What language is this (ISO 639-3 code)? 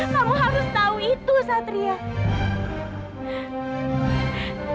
ind